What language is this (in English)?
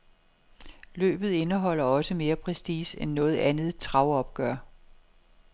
Danish